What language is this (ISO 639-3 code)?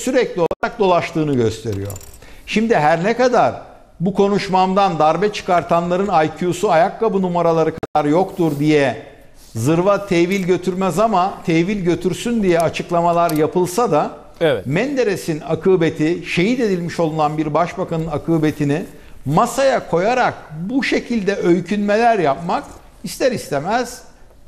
tur